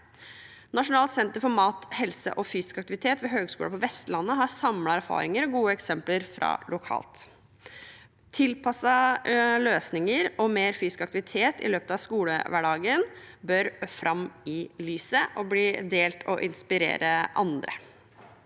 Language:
Norwegian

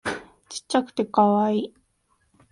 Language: Japanese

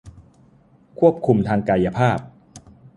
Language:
Thai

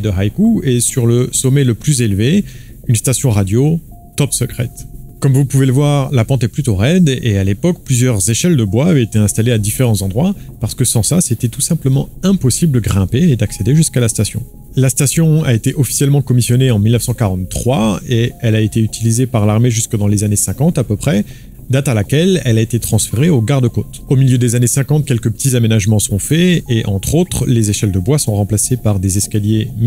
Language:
French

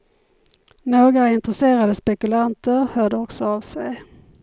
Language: Swedish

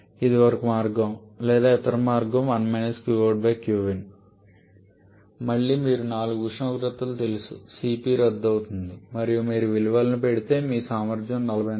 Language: Telugu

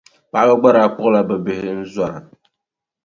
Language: Dagbani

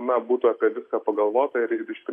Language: Lithuanian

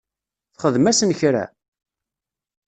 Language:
Kabyle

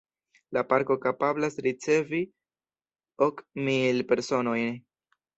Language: Esperanto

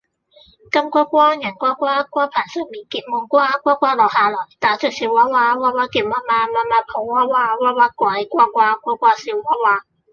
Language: Cantonese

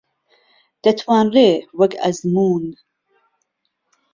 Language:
Central Kurdish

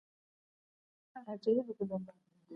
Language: Chokwe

